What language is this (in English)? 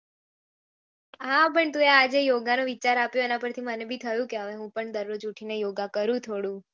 Gujarati